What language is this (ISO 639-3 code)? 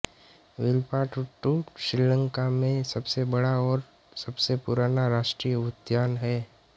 hin